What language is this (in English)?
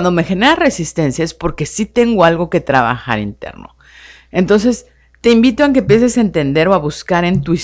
Spanish